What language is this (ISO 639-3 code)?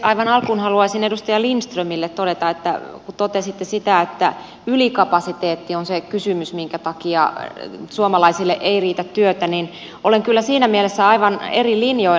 fin